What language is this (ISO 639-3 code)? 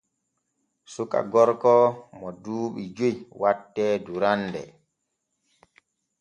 fue